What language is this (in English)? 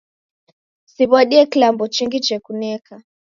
Taita